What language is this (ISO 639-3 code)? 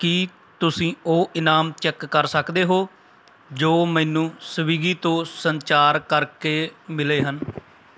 pan